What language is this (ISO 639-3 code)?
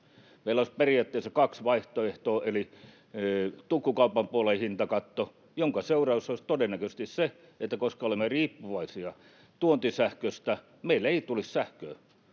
fin